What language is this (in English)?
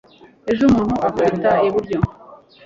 Kinyarwanda